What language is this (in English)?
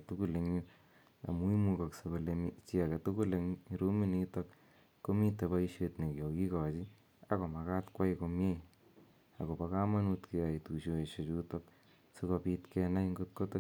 Kalenjin